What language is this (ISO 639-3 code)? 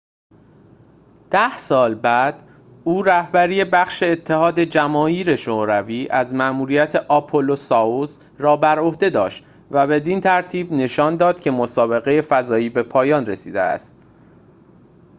fas